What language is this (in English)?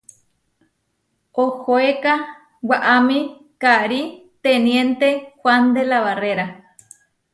Huarijio